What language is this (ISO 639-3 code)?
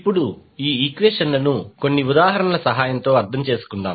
tel